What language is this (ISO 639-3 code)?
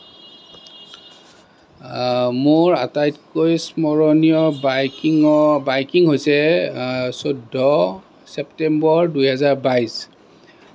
asm